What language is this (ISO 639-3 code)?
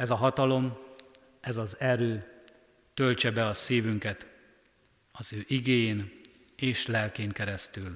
hun